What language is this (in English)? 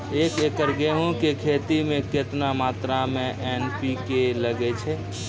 Maithili